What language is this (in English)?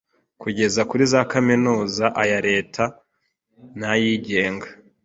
Kinyarwanda